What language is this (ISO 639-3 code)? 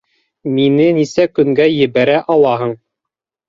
bak